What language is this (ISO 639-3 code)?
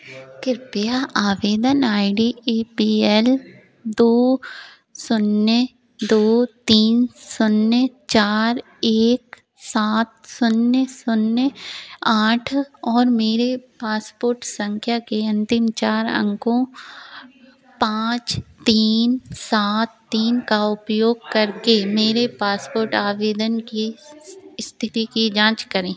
hin